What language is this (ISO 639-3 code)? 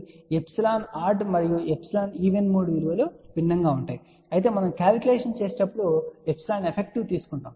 tel